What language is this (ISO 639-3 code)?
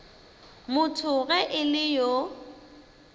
nso